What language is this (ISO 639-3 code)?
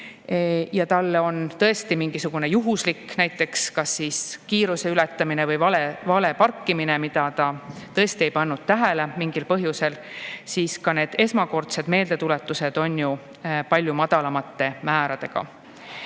est